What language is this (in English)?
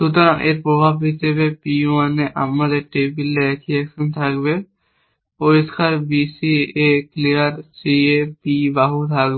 Bangla